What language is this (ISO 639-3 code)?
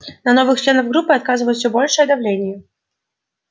rus